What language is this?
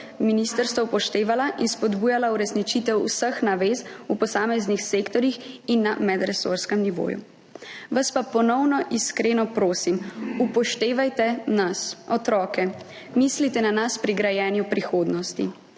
Slovenian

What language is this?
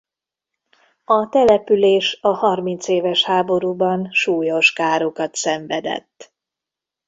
Hungarian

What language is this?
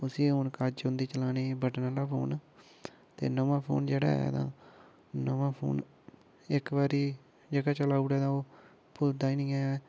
Dogri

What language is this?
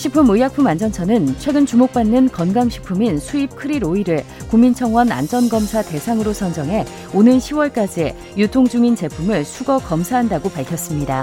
Korean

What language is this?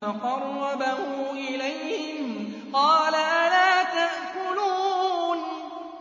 Arabic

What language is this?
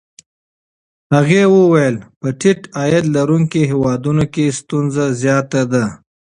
Pashto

